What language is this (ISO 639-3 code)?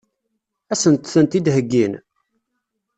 kab